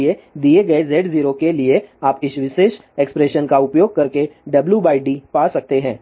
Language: Hindi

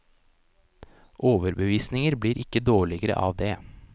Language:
Norwegian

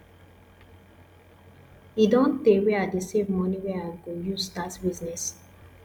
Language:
Nigerian Pidgin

